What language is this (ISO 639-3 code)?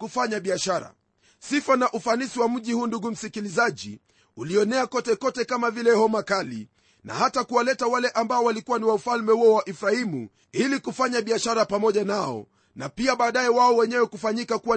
swa